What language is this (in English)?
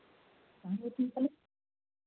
Hindi